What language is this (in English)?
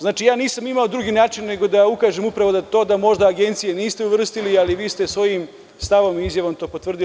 Serbian